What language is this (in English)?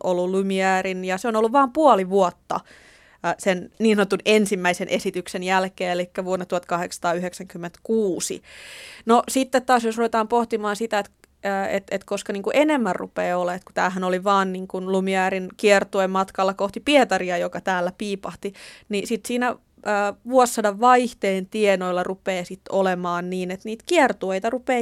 Finnish